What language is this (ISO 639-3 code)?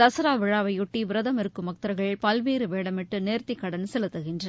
tam